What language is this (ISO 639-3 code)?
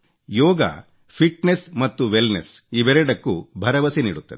kan